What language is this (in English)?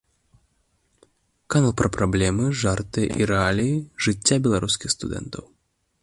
Belarusian